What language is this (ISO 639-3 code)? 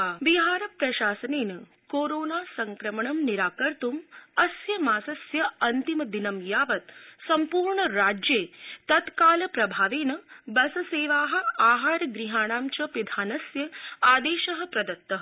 san